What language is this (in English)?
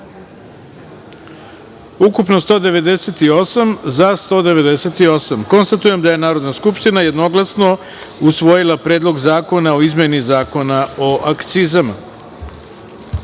Serbian